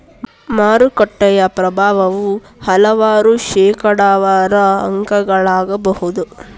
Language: Kannada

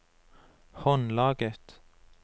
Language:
Norwegian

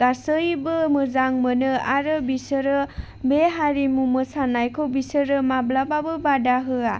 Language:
Bodo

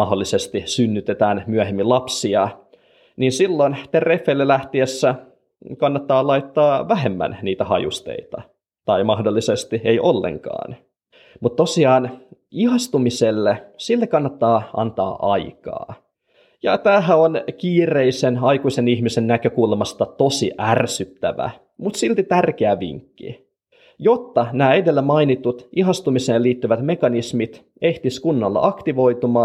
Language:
Finnish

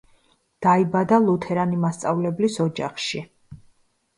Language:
Georgian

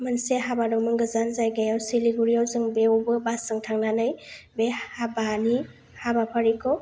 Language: Bodo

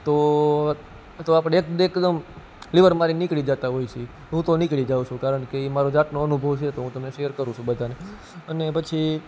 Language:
Gujarati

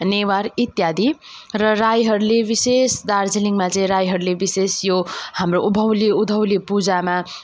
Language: Nepali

